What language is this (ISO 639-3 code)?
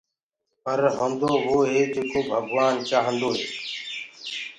ggg